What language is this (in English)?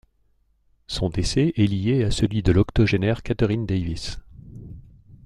French